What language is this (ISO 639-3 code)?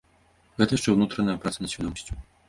bel